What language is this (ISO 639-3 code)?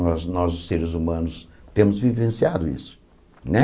por